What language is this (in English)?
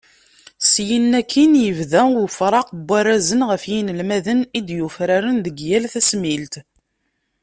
Kabyle